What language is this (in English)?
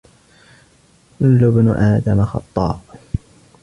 Arabic